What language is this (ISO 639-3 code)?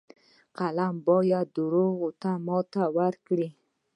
pus